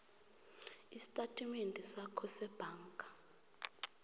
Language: South Ndebele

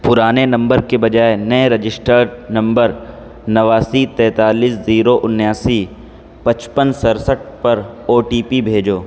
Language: Urdu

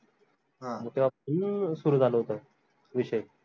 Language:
Marathi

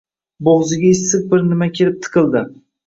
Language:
Uzbek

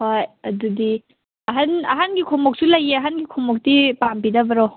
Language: Manipuri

